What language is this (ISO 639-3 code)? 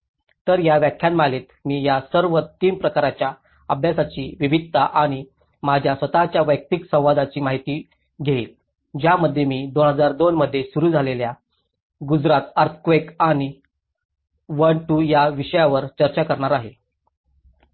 mar